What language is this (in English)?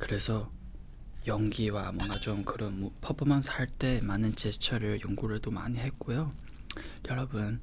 Korean